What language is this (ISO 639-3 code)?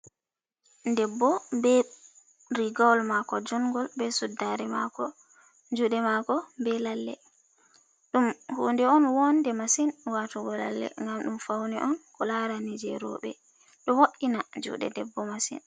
ful